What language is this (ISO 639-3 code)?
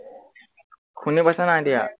asm